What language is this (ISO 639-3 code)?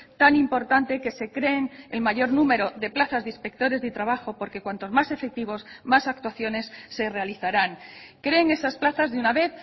spa